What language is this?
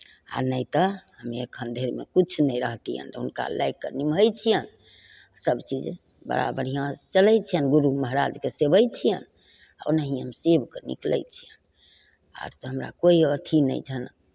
Maithili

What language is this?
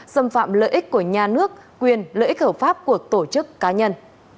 Vietnamese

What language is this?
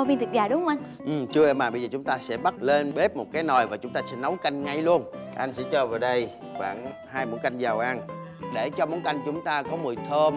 Vietnamese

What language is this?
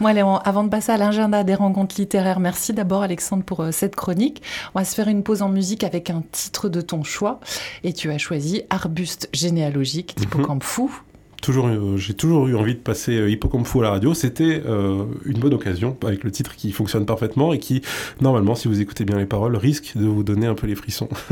French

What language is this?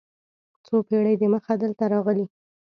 Pashto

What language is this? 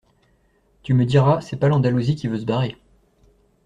French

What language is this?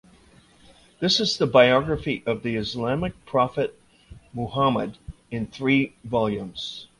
English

